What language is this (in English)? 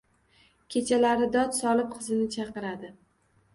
Uzbek